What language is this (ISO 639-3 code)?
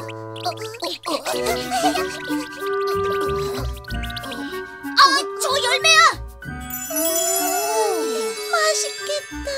kor